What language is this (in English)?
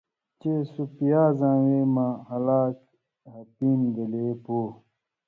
Indus Kohistani